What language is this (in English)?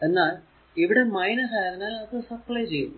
Malayalam